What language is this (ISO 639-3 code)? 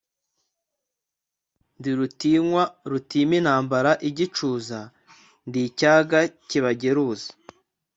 kin